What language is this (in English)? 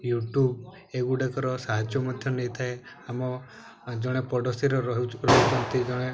Odia